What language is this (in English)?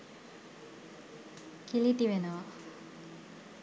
Sinhala